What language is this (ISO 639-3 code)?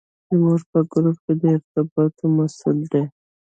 pus